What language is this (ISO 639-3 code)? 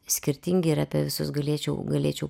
lit